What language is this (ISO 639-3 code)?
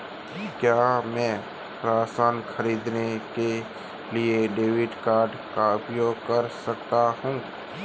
hin